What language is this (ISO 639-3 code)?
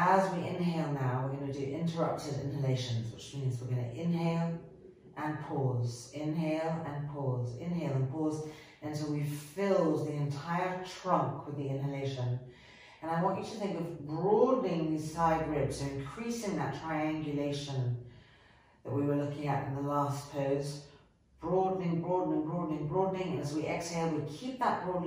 eng